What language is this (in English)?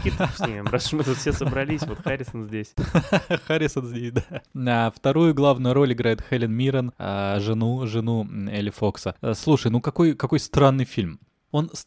Russian